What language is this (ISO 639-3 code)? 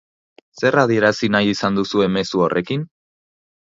eus